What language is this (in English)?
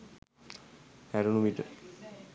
Sinhala